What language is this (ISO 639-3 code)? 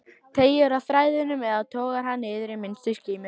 isl